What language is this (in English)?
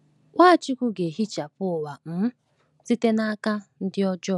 Igbo